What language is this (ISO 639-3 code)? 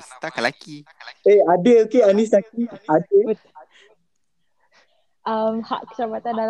msa